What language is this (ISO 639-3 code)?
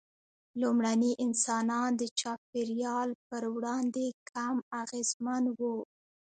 pus